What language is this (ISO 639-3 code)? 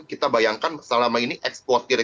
ind